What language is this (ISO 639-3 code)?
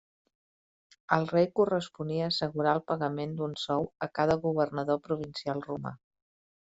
cat